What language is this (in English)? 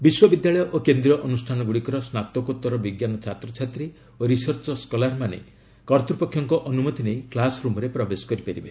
Odia